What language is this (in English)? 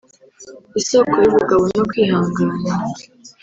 Kinyarwanda